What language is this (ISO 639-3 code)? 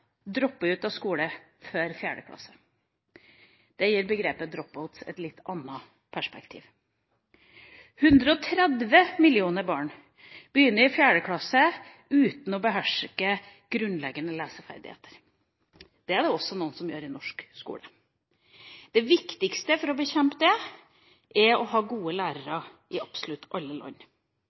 nob